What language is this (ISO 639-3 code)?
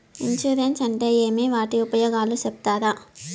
tel